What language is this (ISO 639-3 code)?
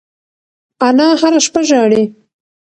pus